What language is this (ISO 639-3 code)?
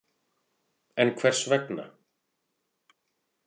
isl